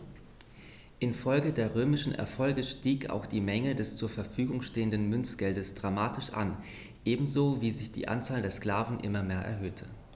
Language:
German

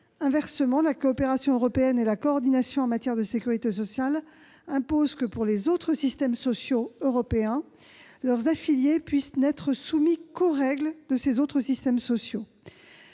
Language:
French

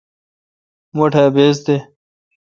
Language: Kalkoti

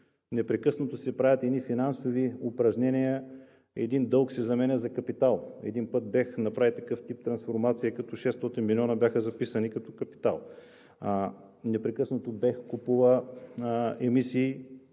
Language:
Bulgarian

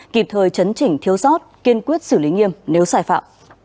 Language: Vietnamese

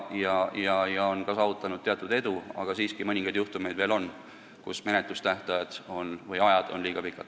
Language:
Estonian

